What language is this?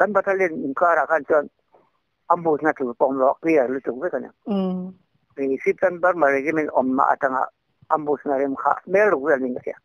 Thai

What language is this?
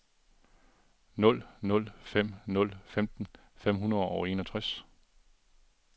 Danish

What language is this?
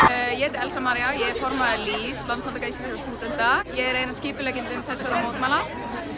Icelandic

